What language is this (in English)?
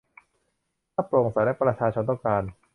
Thai